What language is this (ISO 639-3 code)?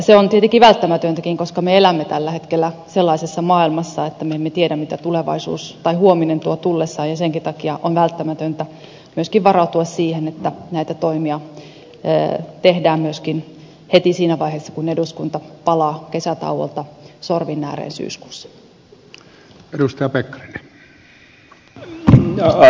fin